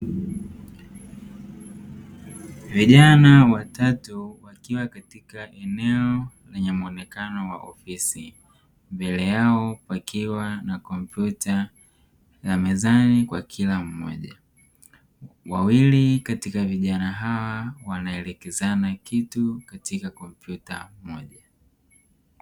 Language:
Swahili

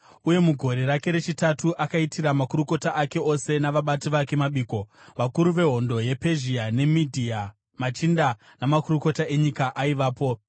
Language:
Shona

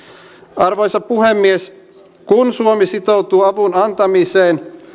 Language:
Finnish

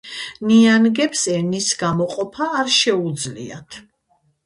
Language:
Georgian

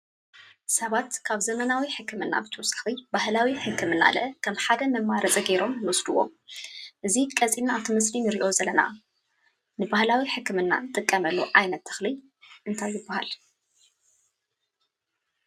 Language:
Tigrinya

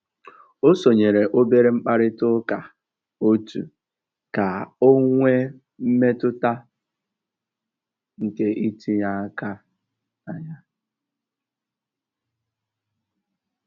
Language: Igbo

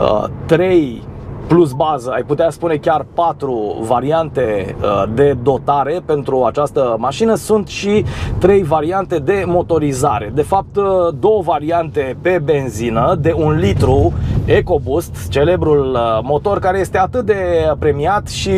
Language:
Romanian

